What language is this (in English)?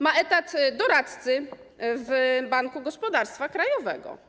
Polish